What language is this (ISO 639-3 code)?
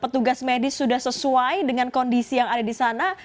ind